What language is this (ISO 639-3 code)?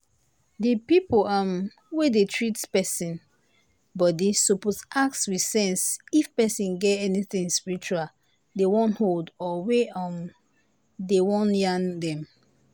pcm